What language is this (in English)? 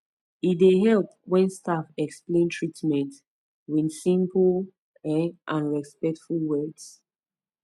Nigerian Pidgin